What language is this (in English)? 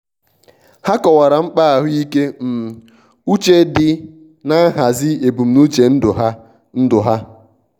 Igbo